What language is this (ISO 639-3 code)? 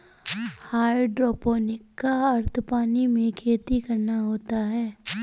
hin